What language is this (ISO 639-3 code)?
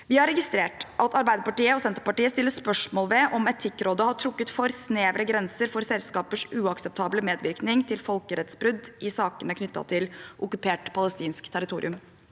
nor